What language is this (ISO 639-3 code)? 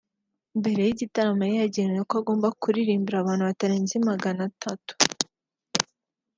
kin